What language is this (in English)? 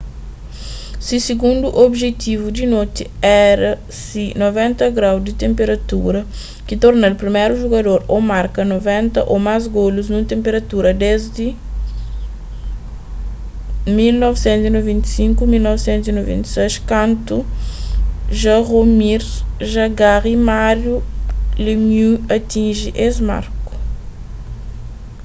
Kabuverdianu